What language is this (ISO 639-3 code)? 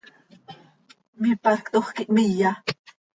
sei